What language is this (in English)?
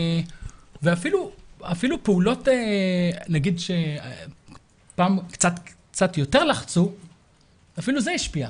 Hebrew